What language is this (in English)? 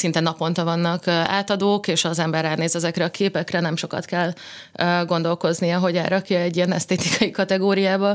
Hungarian